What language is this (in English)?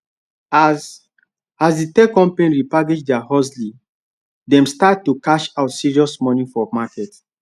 Nigerian Pidgin